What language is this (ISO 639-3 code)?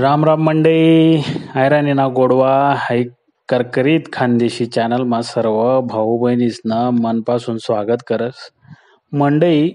mar